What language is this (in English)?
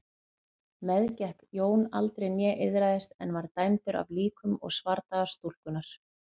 Icelandic